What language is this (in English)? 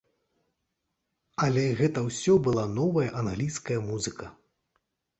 Belarusian